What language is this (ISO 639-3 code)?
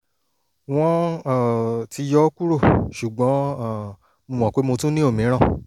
yor